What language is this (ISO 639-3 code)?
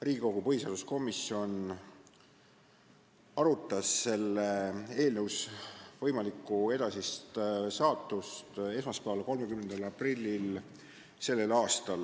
est